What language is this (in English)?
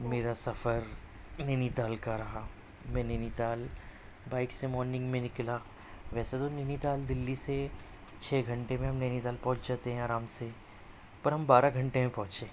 Urdu